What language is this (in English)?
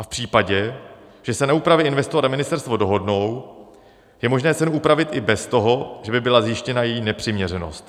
Czech